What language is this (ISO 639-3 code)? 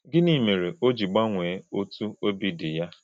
ibo